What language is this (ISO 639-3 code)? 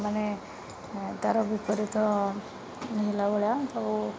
ori